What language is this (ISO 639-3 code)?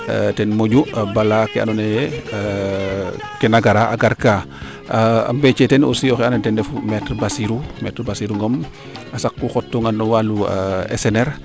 srr